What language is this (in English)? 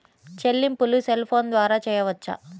Telugu